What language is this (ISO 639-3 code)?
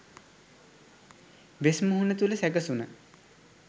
sin